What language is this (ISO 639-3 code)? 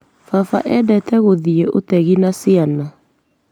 kik